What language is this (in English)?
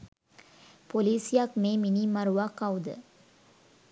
Sinhala